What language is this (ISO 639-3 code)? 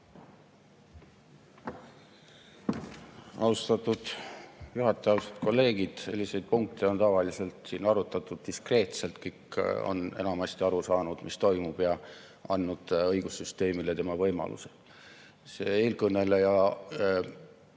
est